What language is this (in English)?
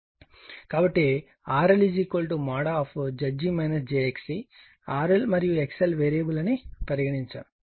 Telugu